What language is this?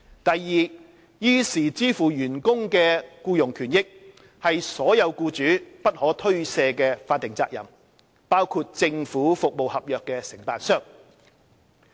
Cantonese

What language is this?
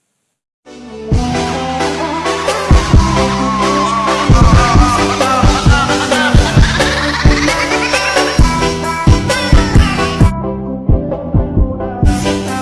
Indonesian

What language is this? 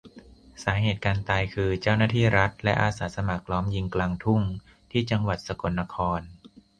Thai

